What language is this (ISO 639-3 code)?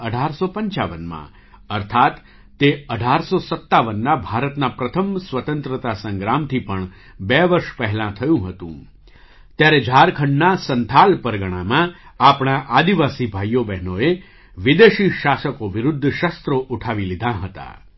guj